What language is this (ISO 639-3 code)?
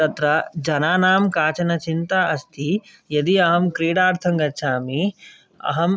san